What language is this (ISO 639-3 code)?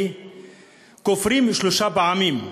heb